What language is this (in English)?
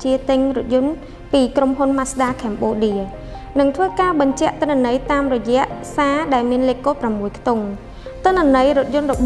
Vietnamese